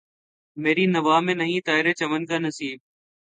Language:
Urdu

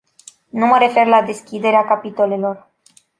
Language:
Romanian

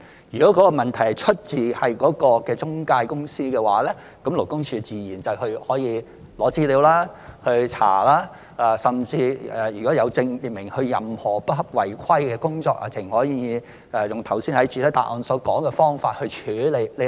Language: Cantonese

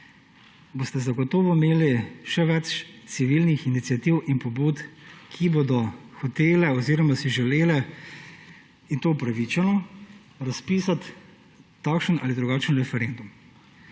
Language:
Slovenian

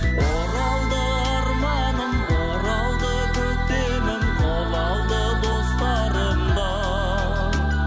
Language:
Kazakh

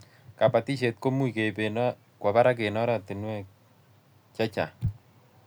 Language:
Kalenjin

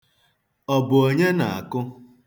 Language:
Igbo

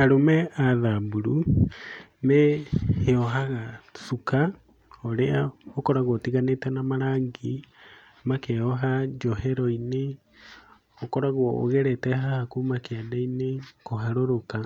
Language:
Kikuyu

